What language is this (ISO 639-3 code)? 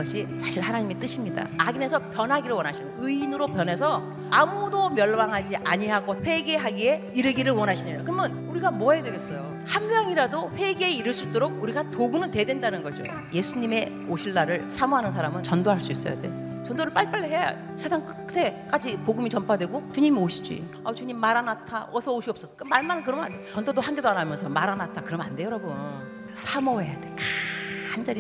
kor